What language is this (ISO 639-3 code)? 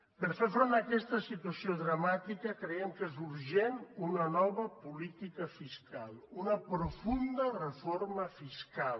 cat